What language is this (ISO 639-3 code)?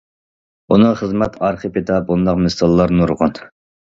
uig